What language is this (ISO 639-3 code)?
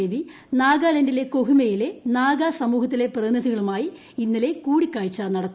mal